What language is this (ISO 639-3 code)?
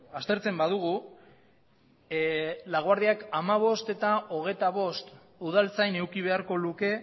eus